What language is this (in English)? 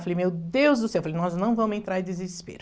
Portuguese